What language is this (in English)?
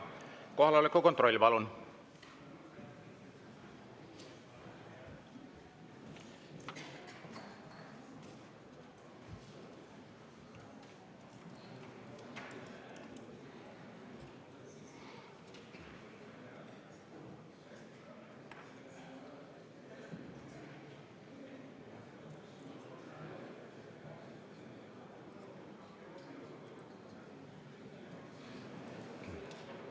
Estonian